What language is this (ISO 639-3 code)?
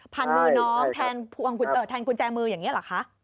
tha